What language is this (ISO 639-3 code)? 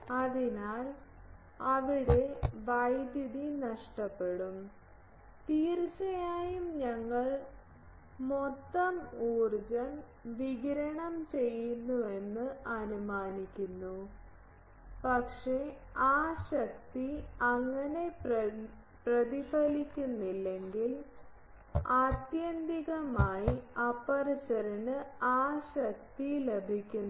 mal